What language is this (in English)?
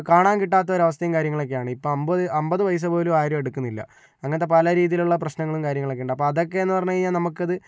Malayalam